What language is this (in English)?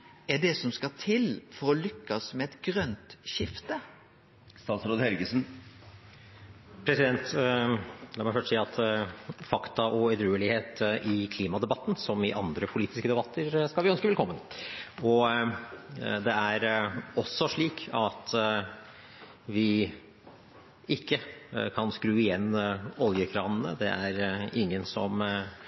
Norwegian